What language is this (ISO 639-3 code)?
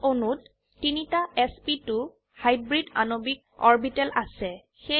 asm